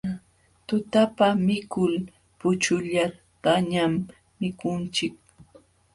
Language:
Jauja Wanca Quechua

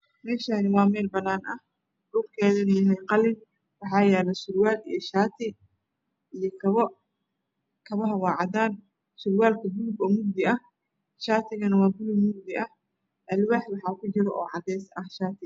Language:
Somali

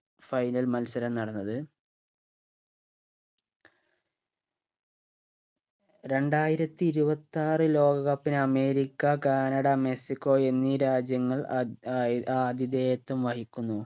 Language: Malayalam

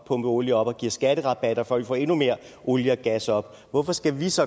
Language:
Danish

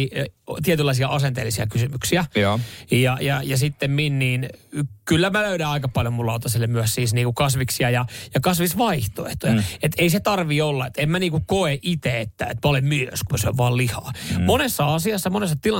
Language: Finnish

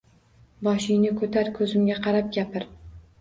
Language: Uzbek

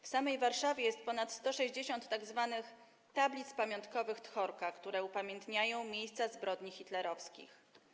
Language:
Polish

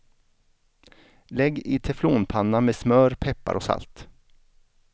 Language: Swedish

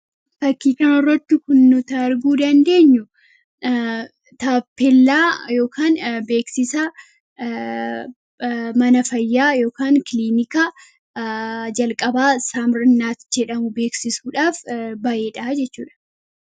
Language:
Oromo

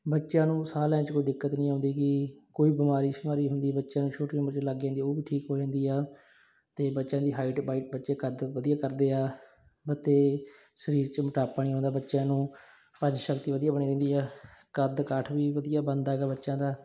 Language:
Punjabi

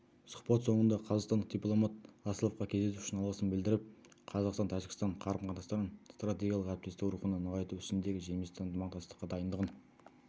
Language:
Kazakh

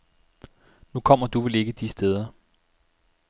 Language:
Danish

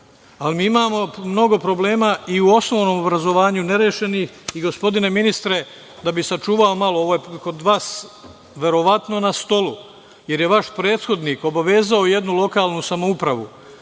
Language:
Serbian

